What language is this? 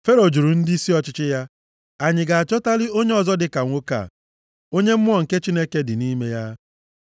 Igbo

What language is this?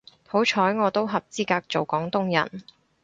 Cantonese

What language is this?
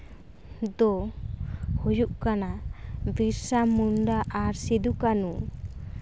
Santali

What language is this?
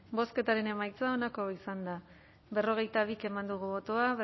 Basque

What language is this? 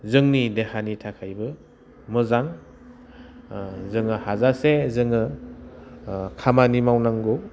Bodo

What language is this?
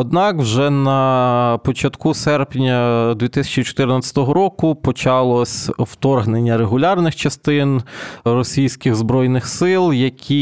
Ukrainian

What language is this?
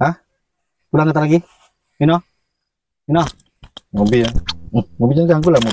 Indonesian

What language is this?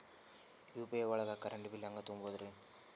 Kannada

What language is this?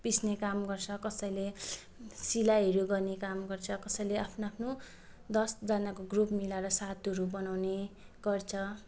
Nepali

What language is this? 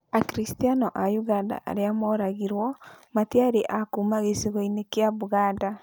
Kikuyu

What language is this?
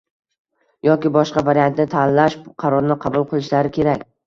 Uzbek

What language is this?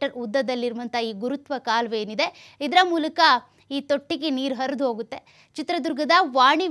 Kannada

